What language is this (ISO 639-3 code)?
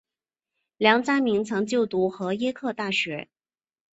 zho